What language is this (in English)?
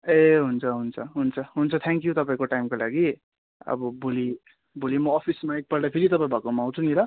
Nepali